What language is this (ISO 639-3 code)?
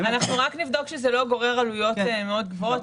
heb